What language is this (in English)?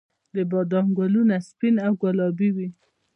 Pashto